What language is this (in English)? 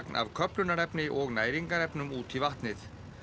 Icelandic